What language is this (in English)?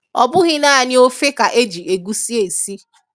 Igbo